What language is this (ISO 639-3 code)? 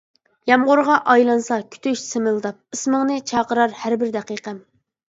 uig